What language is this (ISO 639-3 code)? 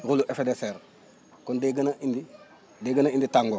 wol